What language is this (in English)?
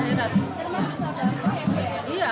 Indonesian